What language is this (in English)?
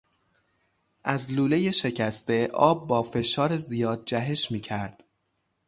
Persian